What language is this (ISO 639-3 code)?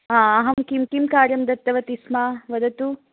san